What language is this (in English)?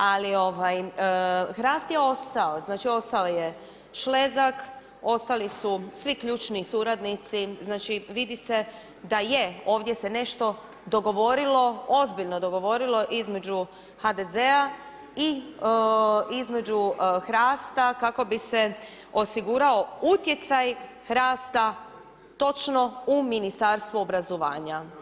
Croatian